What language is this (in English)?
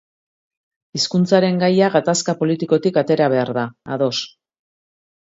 Basque